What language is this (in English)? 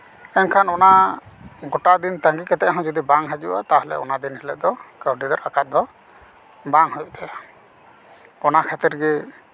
Santali